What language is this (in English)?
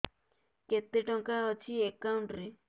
Odia